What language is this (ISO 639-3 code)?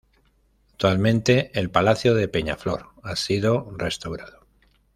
spa